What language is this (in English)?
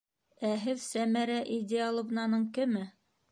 Bashkir